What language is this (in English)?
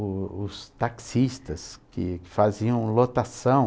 Portuguese